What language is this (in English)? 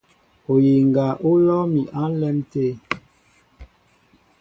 Mbo (Cameroon)